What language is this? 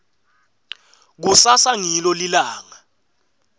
Swati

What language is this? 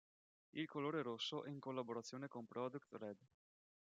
Italian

